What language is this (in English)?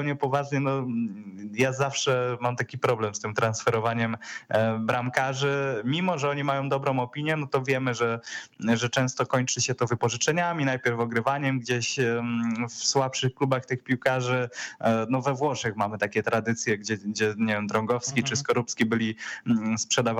Polish